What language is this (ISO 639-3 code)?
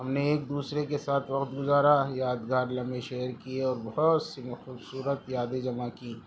urd